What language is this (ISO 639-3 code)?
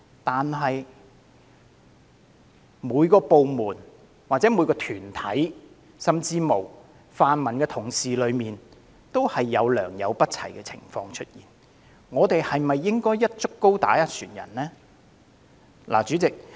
yue